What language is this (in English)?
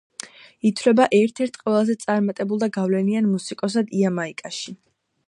Georgian